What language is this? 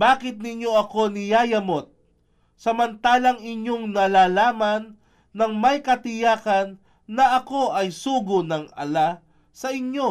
Filipino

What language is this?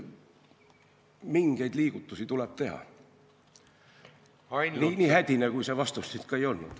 Estonian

